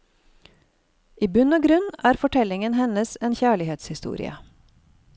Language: Norwegian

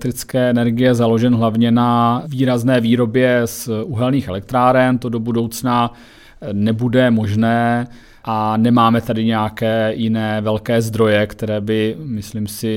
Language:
Czech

